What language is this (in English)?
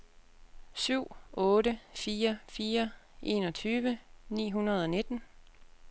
Danish